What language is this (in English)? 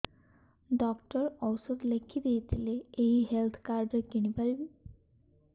Odia